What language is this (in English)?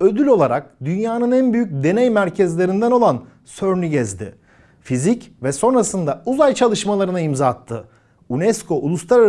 Turkish